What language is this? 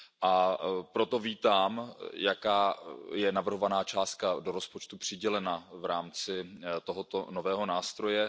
Czech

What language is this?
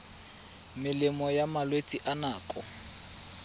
Tswana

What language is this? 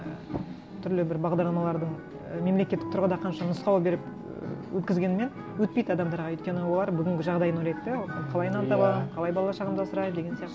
Kazakh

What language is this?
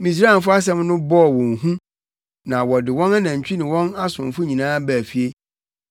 Akan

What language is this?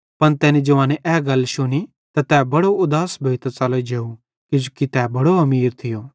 Bhadrawahi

